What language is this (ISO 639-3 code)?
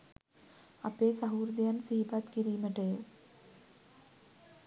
sin